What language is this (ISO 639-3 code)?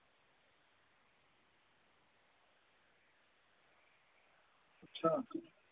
doi